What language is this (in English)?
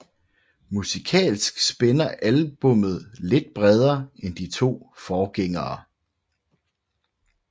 Danish